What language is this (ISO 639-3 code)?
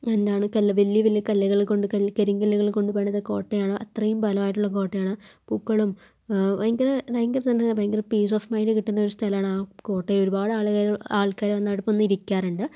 mal